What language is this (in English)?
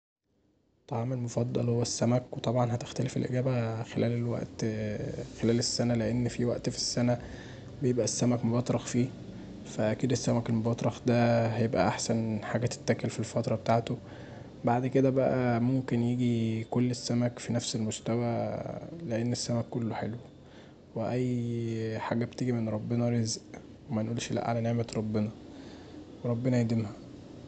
Egyptian Arabic